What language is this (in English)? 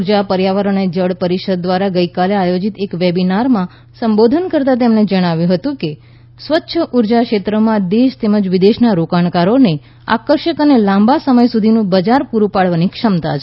Gujarati